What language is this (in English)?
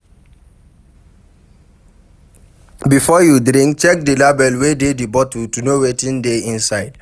Nigerian Pidgin